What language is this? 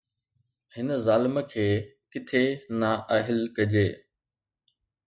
Sindhi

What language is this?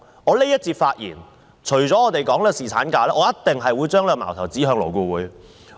Cantonese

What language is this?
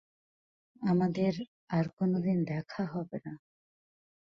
Bangla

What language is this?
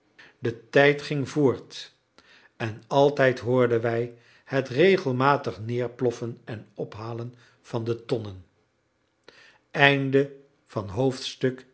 Dutch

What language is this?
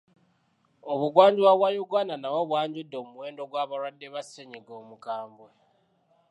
Ganda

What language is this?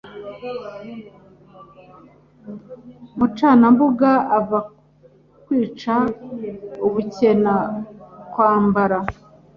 Kinyarwanda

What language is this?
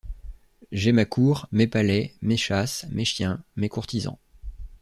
French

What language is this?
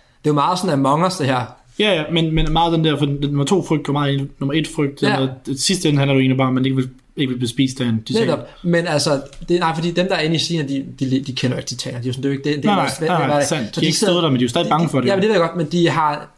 Danish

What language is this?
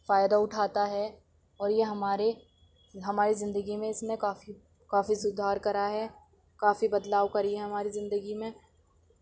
Urdu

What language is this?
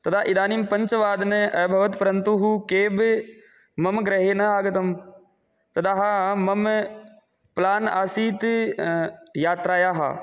Sanskrit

